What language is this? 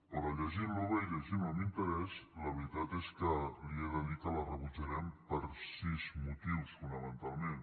Catalan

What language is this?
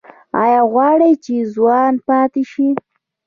Pashto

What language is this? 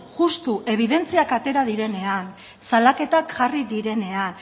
Basque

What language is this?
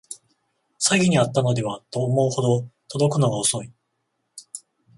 Japanese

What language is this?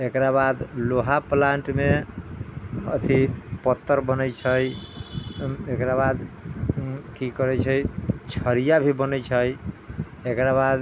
Maithili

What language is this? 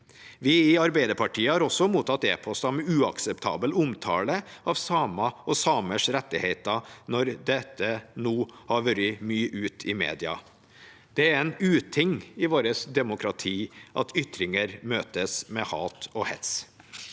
Norwegian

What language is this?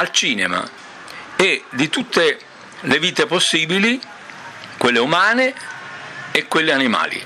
Italian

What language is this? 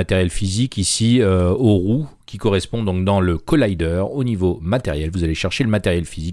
French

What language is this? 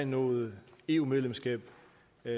Danish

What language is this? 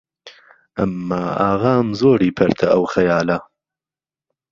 Central Kurdish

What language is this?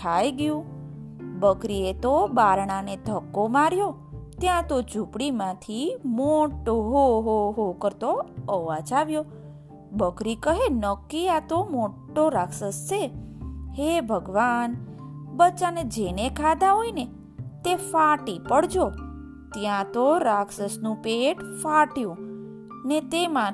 Gujarati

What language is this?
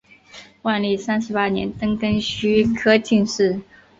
Chinese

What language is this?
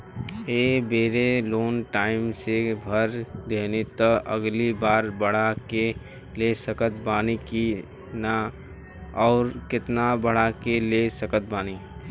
Bhojpuri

